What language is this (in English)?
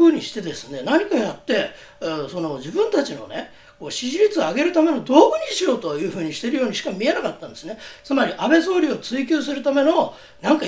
Japanese